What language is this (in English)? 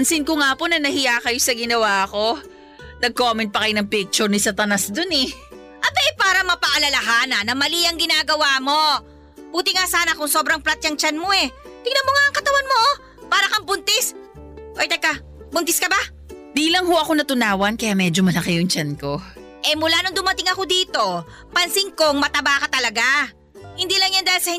Filipino